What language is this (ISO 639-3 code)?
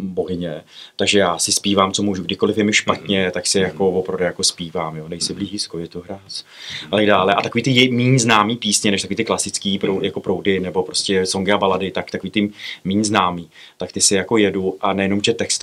ces